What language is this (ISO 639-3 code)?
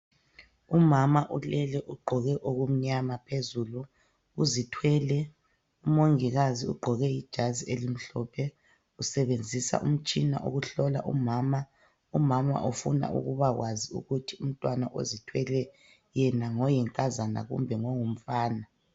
nde